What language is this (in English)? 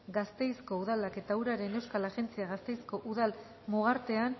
Basque